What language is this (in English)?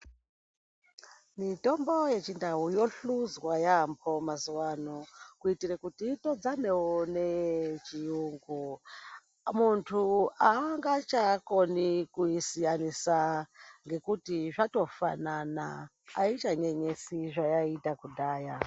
Ndau